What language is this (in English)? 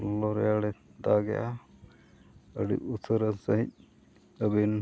Santali